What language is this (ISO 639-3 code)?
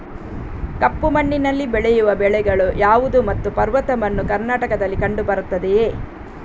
kan